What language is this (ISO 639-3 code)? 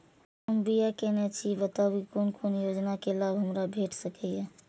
mai